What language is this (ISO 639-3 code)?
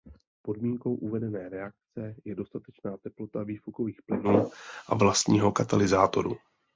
ces